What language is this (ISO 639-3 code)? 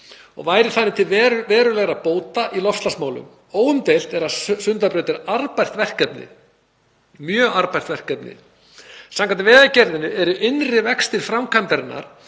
isl